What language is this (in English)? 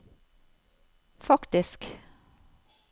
Norwegian